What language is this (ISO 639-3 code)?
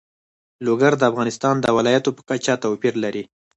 pus